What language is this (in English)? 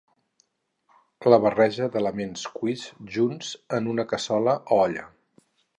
Catalan